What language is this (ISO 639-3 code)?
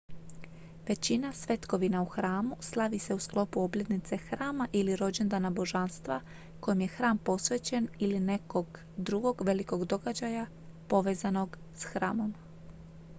hrv